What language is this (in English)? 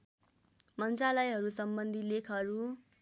Nepali